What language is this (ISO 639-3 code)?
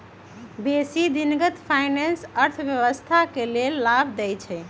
mag